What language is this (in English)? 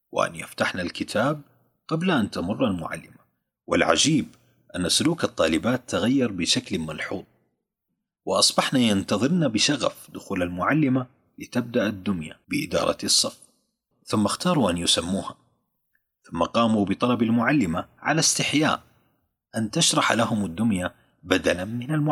Arabic